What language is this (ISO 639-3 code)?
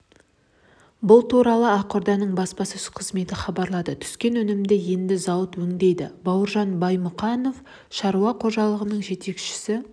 kaz